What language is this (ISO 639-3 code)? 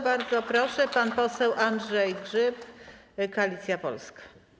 pol